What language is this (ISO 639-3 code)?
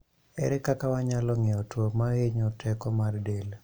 luo